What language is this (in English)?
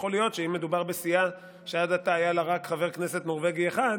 Hebrew